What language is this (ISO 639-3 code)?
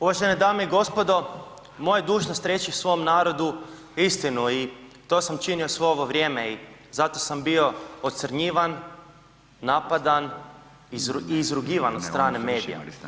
hrv